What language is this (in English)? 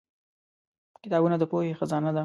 Pashto